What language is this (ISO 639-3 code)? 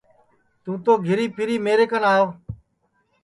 ssi